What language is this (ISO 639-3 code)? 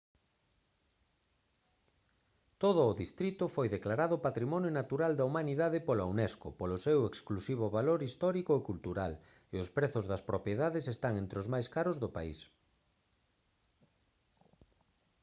glg